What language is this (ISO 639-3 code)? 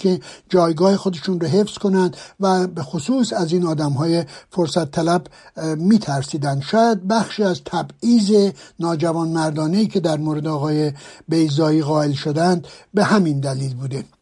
fas